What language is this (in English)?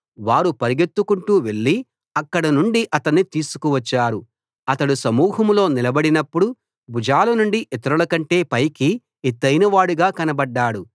Telugu